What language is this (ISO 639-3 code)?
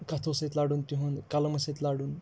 kas